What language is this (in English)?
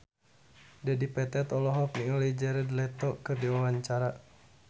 Sundanese